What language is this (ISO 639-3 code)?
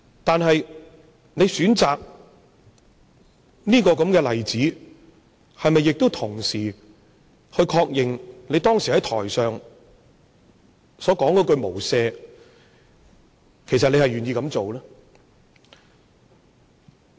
yue